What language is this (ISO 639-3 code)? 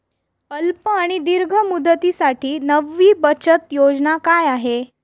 mar